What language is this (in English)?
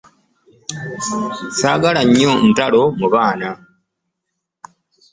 Ganda